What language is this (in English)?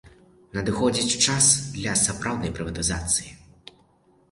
Belarusian